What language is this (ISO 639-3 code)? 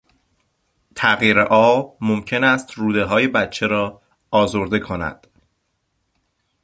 fas